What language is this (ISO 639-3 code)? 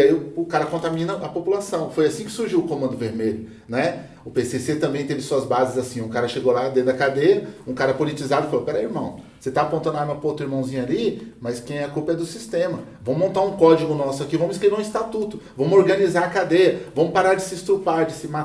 por